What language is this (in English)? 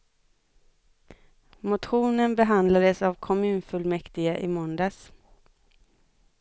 Swedish